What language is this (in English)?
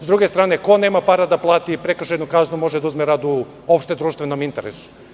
Serbian